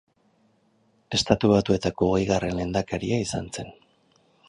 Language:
Basque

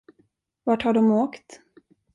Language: Swedish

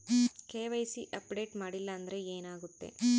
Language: Kannada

